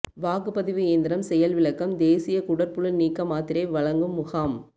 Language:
Tamil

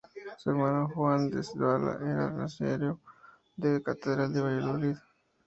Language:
Spanish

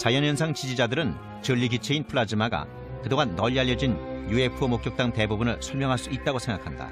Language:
Korean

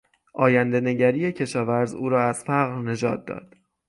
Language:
Persian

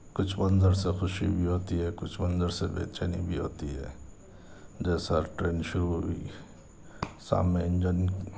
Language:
Urdu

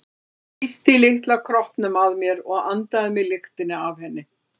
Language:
Icelandic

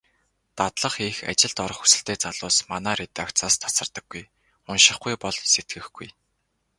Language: Mongolian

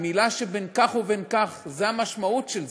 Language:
Hebrew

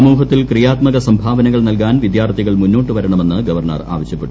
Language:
Malayalam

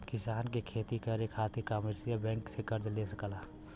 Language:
Bhojpuri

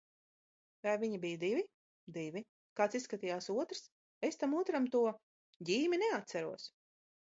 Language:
Latvian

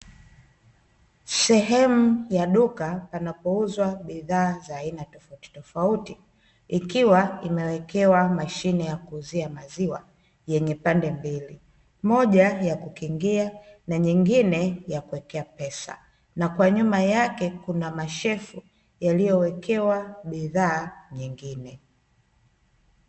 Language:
Swahili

